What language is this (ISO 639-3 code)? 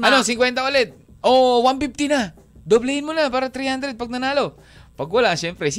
fil